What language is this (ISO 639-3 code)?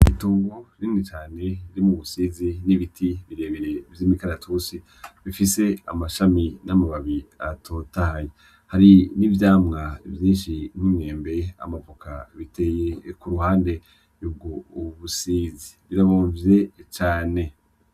run